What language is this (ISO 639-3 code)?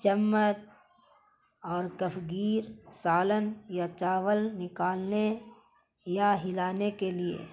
urd